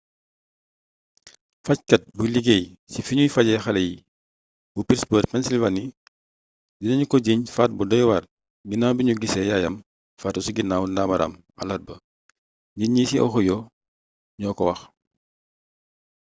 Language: Wolof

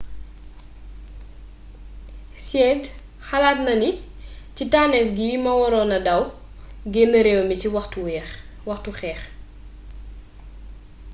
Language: Wolof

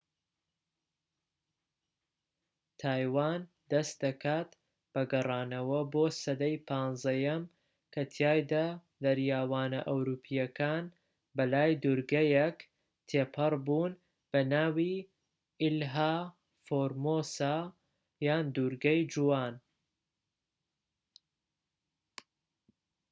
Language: Central Kurdish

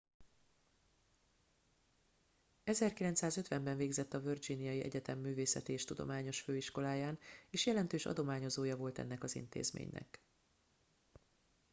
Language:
Hungarian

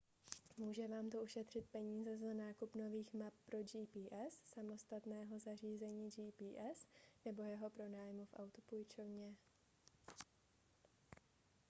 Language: Czech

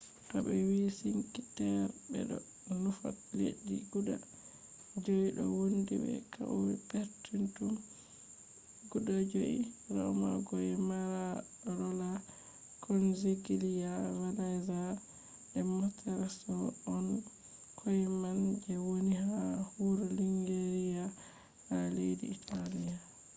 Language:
Fula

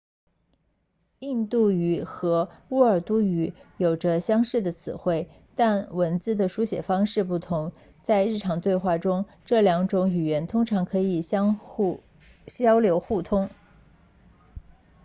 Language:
Chinese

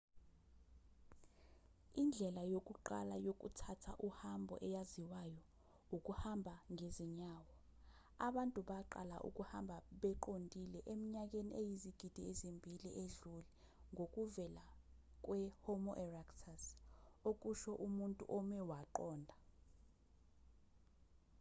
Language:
Zulu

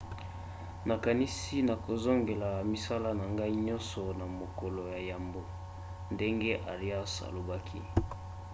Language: Lingala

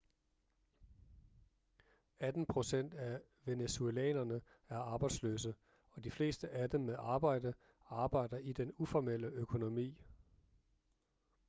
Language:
Danish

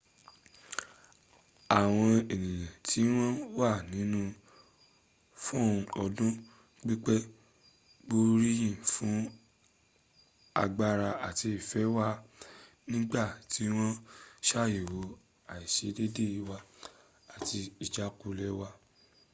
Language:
Yoruba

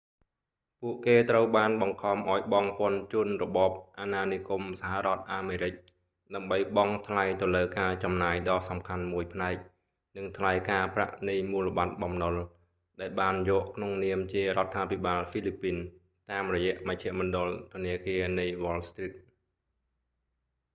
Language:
Khmer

